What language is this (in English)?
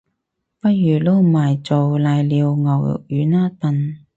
Cantonese